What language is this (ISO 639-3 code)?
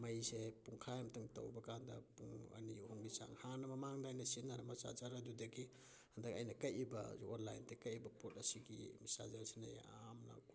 mni